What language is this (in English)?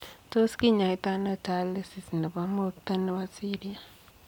Kalenjin